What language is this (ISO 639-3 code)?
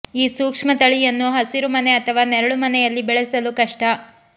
kan